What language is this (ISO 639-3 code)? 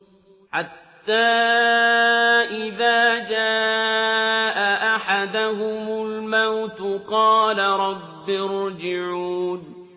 ara